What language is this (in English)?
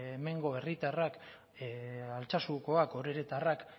Basque